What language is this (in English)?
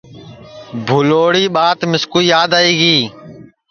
Sansi